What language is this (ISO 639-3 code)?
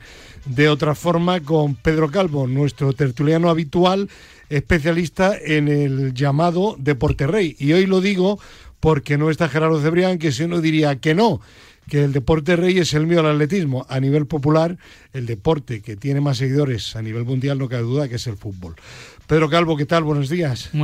spa